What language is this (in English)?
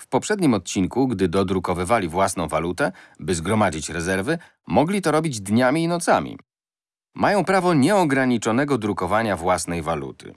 Polish